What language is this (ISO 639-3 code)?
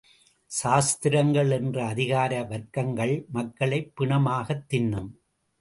tam